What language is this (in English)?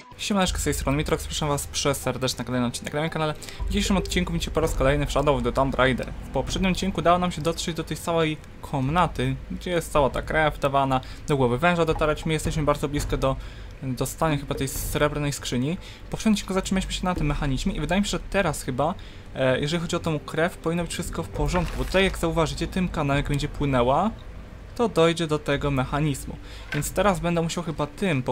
Polish